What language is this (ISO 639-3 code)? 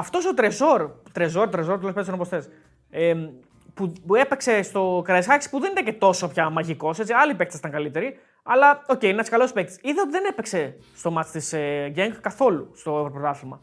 ell